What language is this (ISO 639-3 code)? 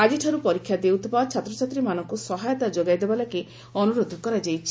ori